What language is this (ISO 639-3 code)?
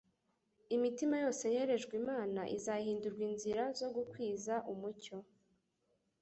kin